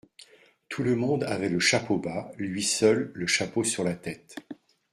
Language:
French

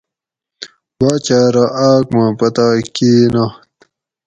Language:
Gawri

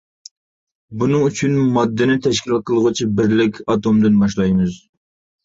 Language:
Uyghur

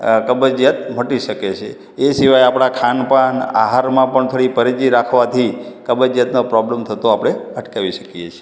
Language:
Gujarati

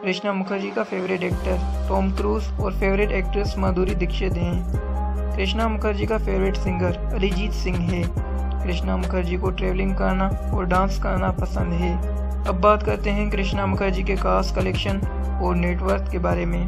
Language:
Hindi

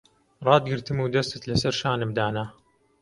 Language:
Central Kurdish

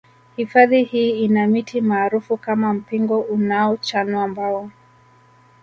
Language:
Swahili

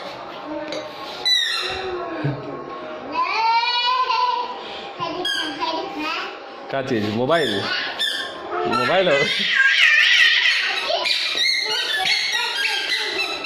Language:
Arabic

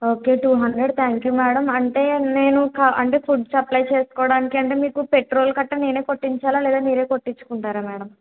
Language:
Telugu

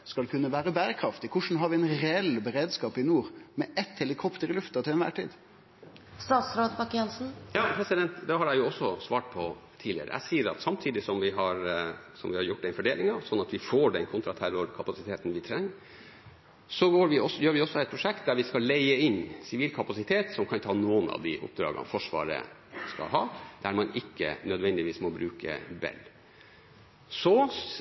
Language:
Norwegian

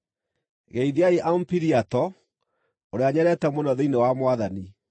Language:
Kikuyu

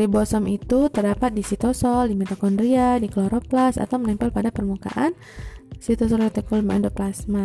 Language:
Indonesian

